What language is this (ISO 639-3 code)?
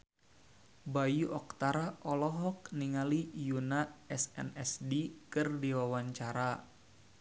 sun